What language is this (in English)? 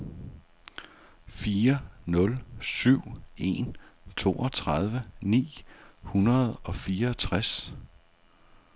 Danish